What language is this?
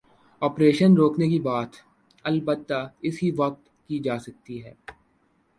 Urdu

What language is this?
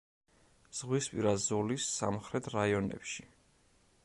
Georgian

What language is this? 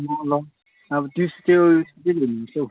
Nepali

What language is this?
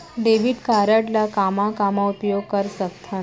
Chhattisgarhi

